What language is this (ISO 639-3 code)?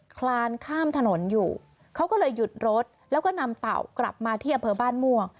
tha